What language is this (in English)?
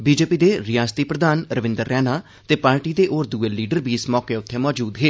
Dogri